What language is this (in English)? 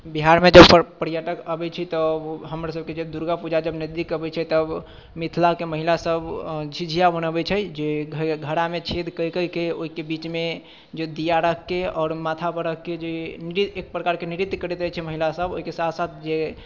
Maithili